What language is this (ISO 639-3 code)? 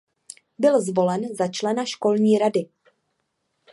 ces